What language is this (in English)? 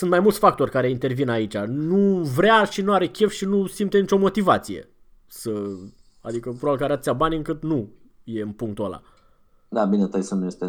Romanian